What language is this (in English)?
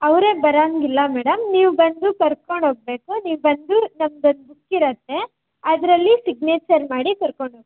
Kannada